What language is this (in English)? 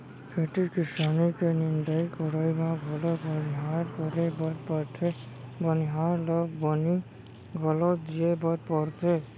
Chhattisgarhi